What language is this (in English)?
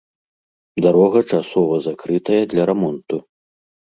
Belarusian